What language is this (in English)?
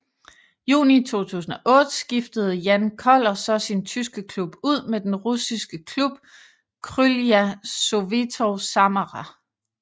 Danish